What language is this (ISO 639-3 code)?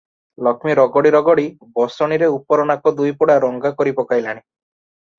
ori